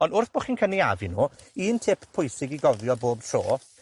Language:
Welsh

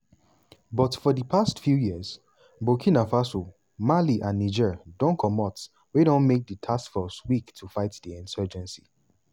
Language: Nigerian Pidgin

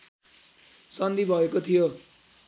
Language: Nepali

